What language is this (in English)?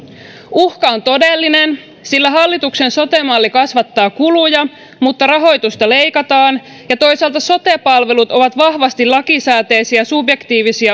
Finnish